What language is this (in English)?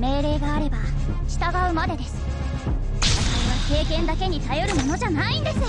Japanese